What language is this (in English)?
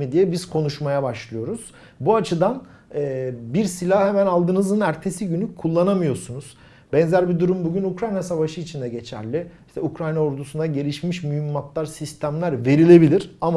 Turkish